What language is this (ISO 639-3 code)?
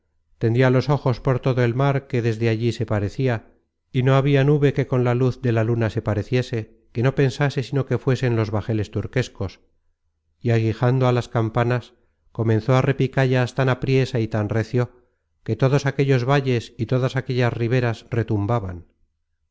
spa